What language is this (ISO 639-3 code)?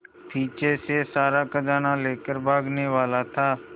hin